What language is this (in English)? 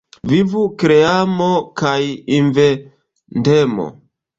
Esperanto